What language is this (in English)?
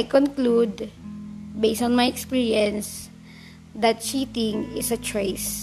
Filipino